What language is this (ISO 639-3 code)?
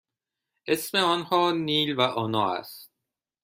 fas